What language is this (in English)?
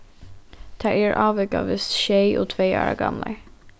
Faroese